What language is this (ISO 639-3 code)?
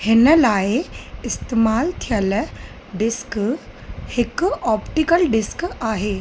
snd